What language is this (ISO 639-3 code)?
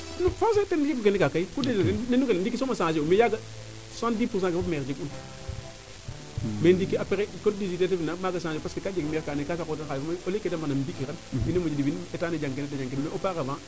srr